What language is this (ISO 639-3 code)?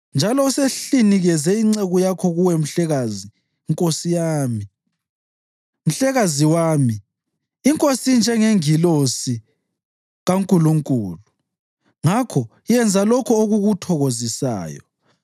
nde